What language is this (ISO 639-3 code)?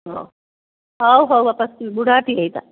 ori